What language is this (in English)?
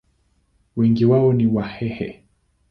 Swahili